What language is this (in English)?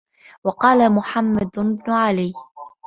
Arabic